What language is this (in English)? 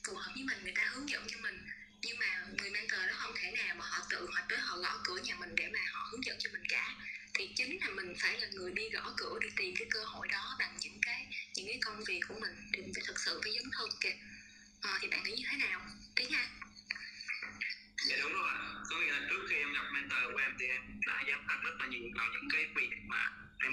Vietnamese